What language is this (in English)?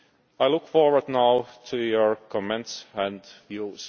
English